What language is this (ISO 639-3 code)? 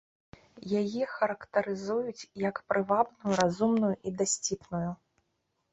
bel